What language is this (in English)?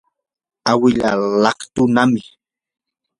Yanahuanca Pasco Quechua